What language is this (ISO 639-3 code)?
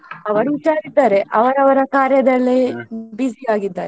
kan